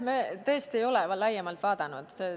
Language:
Estonian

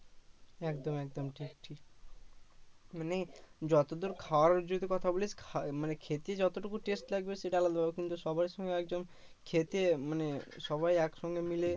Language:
Bangla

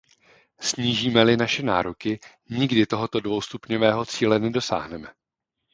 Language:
Czech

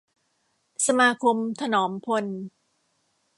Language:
Thai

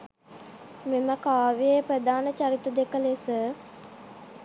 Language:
Sinhala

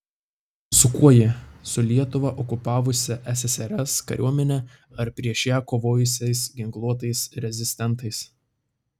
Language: Lithuanian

